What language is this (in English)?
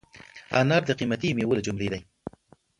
Pashto